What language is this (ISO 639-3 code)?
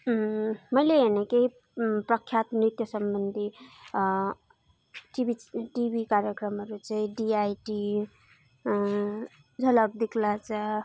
nep